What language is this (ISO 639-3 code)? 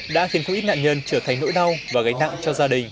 vie